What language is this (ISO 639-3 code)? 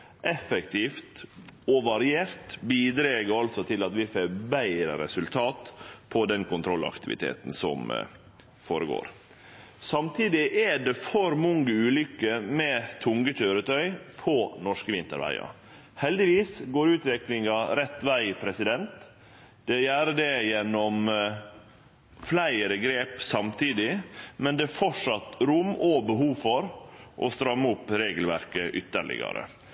nno